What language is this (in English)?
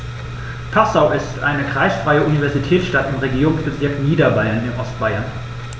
German